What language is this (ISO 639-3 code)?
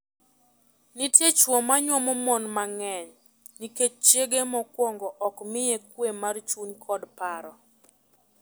luo